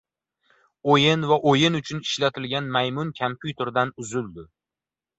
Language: Uzbek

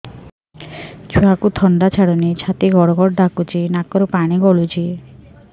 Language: Odia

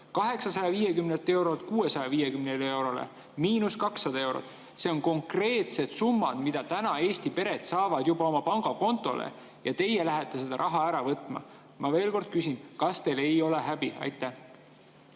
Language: Estonian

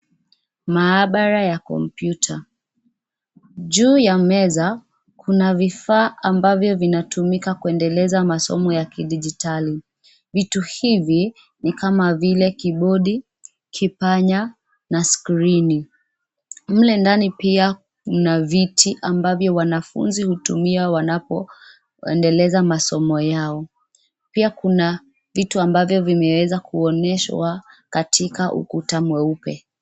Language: Swahili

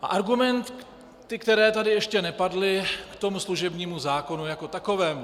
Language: Czech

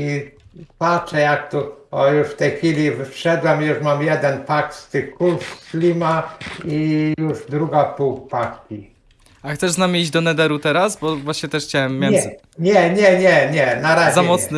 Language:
Polish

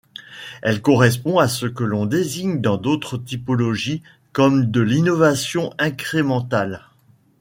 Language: French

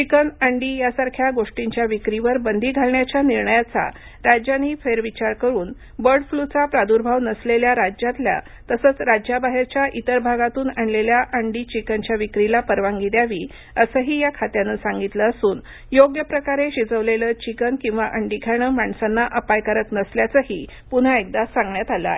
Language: Marathi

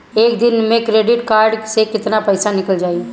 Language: Bhojpuri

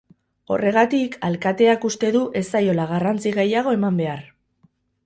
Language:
Basque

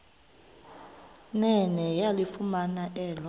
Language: Xhosa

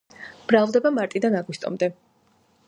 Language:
Georgian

